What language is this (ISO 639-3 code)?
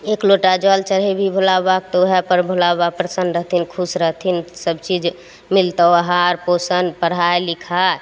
mai